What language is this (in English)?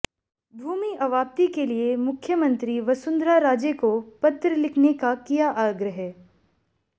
Hindi